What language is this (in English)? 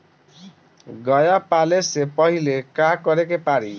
Bhojpuri